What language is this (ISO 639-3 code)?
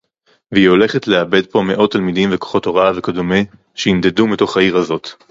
heb